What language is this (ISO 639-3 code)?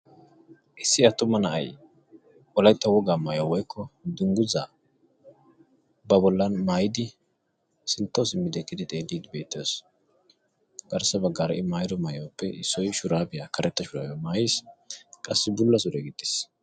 wal